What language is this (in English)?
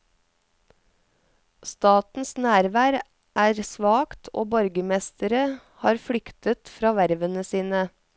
Norwegian